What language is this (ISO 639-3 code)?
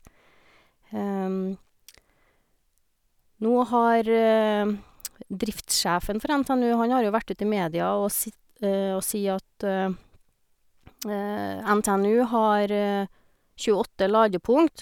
nor